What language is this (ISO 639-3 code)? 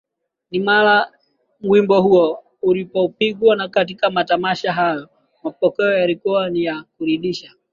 swa